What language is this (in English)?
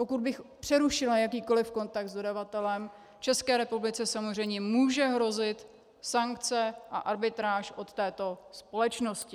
Czech